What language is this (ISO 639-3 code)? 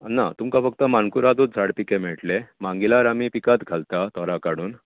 kok